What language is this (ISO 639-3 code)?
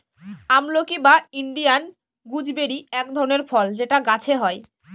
ben